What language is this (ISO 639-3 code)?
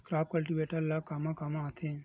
hne